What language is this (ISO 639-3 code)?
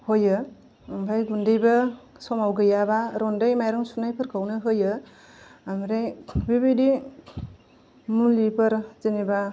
brx